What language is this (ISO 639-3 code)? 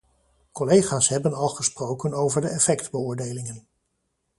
nld